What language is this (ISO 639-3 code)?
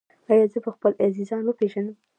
pus